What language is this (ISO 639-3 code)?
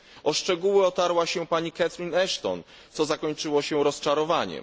pol